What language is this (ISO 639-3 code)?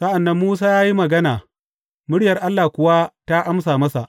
hau